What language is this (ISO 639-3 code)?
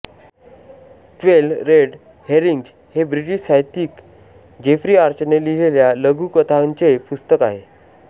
mar